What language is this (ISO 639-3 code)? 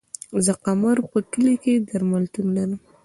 pus